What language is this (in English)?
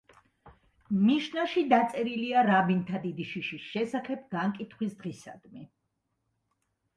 Georgian